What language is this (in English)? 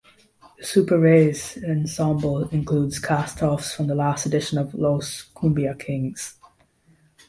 English